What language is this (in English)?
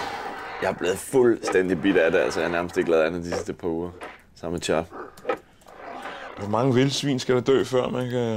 Danish